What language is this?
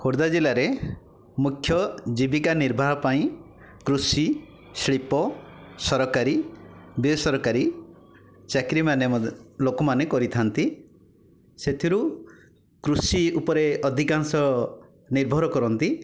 Odia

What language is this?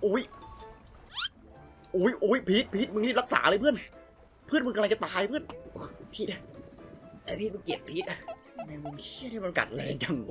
Thai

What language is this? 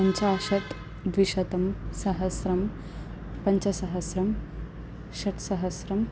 Sanskrit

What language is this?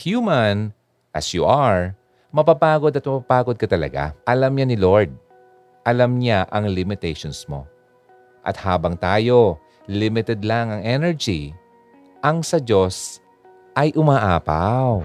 Filipino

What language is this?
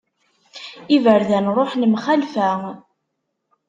Kabyle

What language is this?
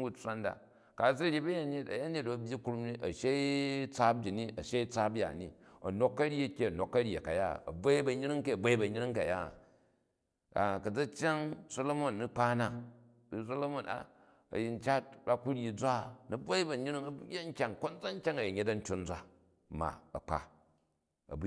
Jju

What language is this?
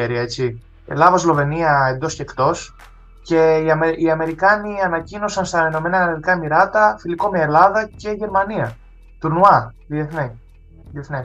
Greek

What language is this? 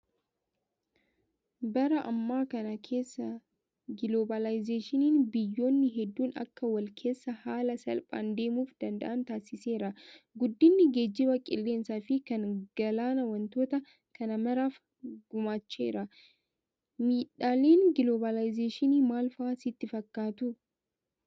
Oromo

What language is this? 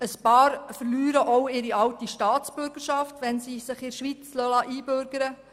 Swiss German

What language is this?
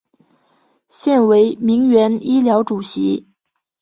Chinese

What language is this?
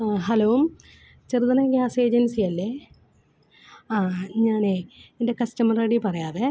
Malayalam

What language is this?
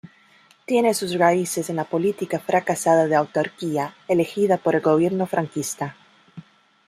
Spanish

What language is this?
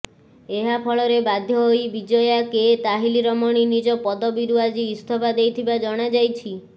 Odia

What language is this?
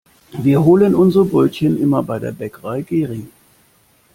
German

